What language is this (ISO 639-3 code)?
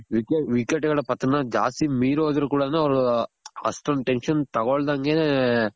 kan